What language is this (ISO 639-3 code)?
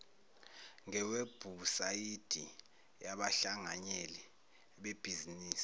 zul